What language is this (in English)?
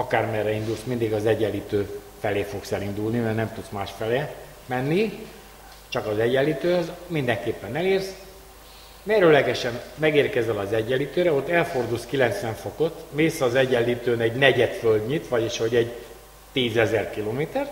Hungarian